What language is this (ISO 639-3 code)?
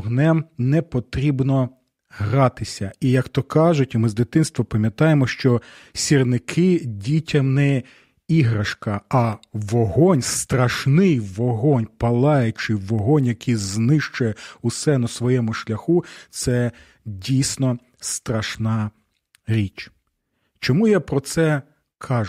ukr